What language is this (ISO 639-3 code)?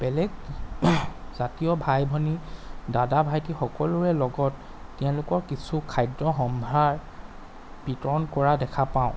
asm